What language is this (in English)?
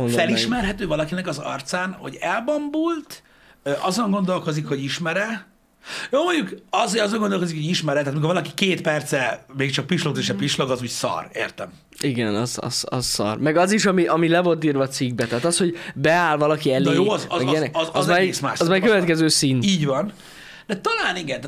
Hungarian